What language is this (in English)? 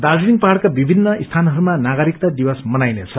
Nepali